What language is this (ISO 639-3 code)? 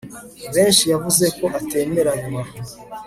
kin